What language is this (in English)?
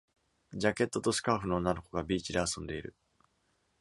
Japanese